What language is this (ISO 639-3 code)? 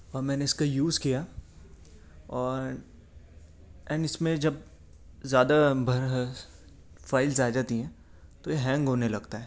urd